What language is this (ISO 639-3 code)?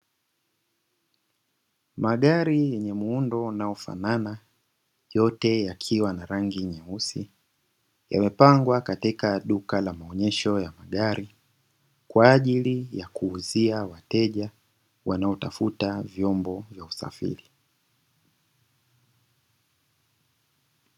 swa